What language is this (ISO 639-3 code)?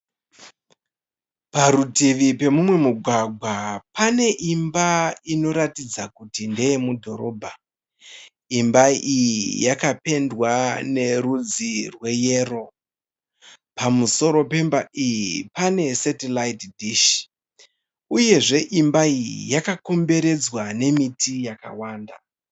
sna